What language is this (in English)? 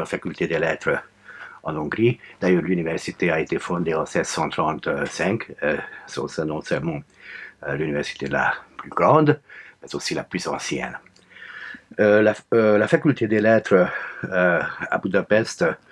French